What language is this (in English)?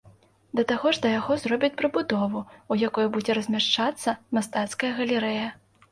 Belarusian